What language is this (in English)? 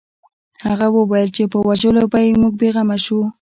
Pashto